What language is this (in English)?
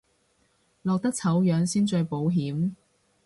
Cantonese